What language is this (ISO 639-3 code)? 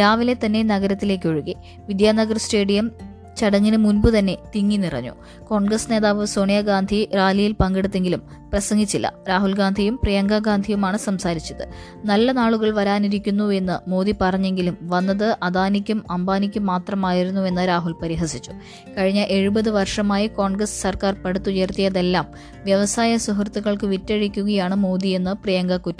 mal